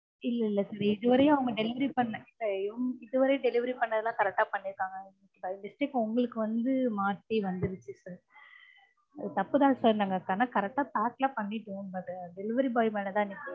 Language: Tamil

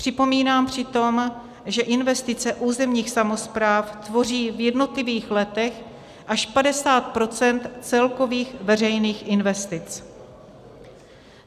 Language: Czech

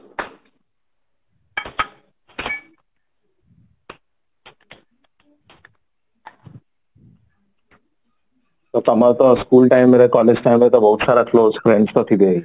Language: Odia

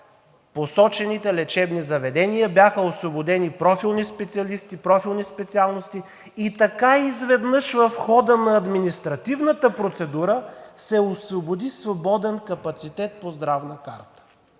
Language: Bulgarian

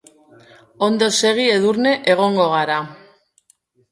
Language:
Basque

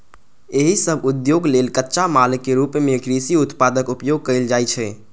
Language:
Maithili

